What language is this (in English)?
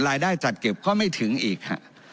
Thai